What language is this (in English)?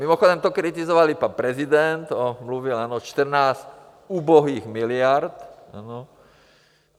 Czech